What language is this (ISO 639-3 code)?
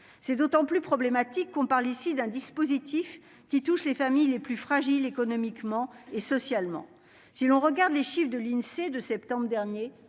fra